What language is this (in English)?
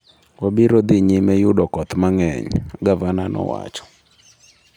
Luo (Kenya and Tanzania)